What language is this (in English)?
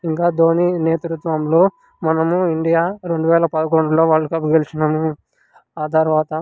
Telugu